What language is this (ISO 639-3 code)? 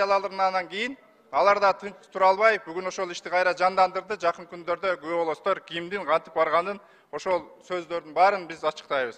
tur